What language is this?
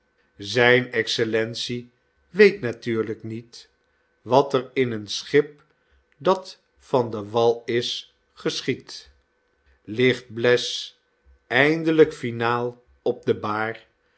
Dutch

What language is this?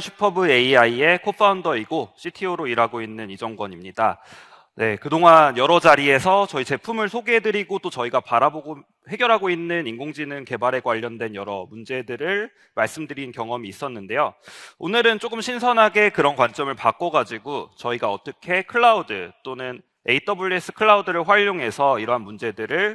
Korean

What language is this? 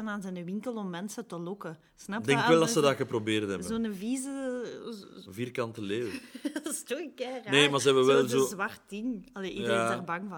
Dutch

